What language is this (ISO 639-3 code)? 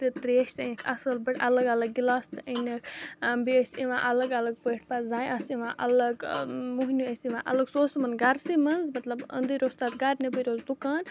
kas